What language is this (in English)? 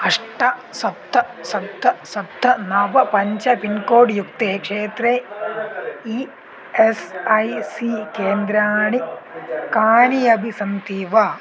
Sanskrit